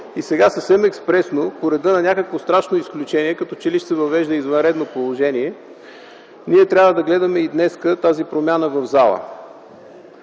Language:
Bulgarian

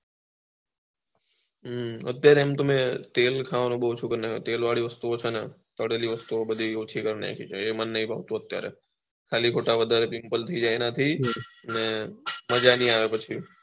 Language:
Gujarati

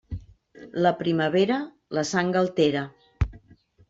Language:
Catalan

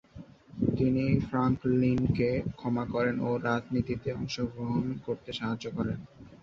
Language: Bangla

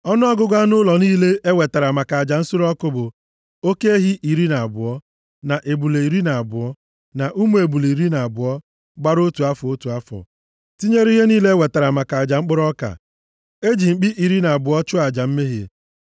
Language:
Igbo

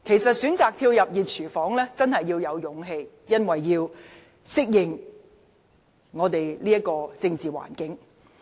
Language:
Cantonese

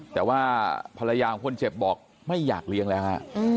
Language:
Thai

